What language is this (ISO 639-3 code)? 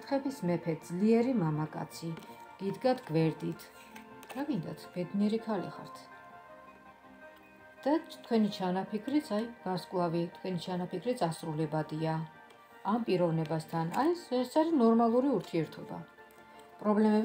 ron